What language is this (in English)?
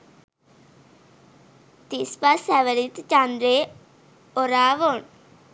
Sinhala